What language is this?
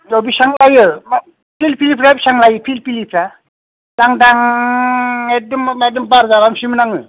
Bodo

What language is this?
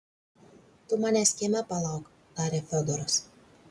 Lithuanian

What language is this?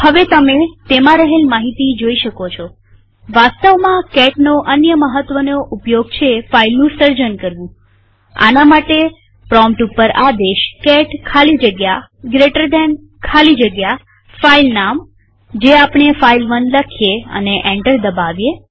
Gujarati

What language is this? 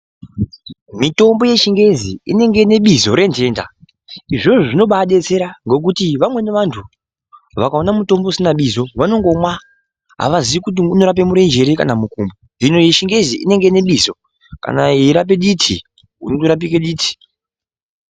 Ndau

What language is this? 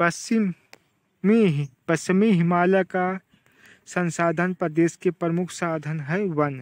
Hindi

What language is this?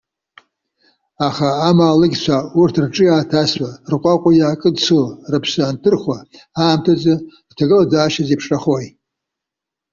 Abkhazian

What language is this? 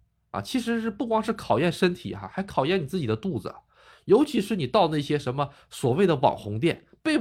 Chinese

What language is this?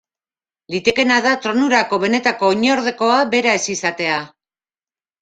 Basque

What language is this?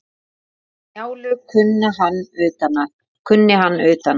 Icelandic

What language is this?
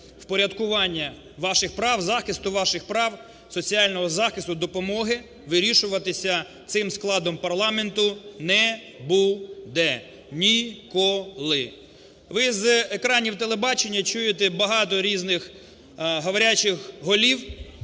Ukrainian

